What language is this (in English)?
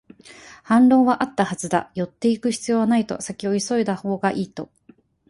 Japanese